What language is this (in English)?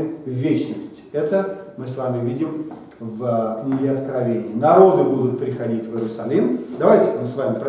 Russian